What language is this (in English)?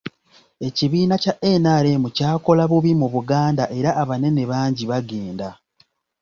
Ganda